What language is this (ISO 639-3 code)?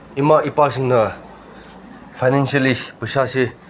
mni